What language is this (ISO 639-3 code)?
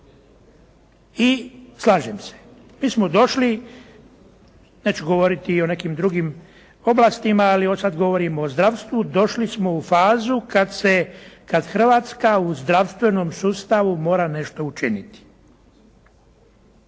hrv